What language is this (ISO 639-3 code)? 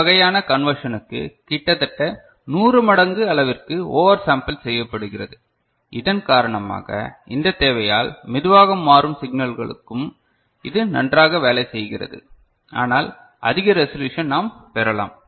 tam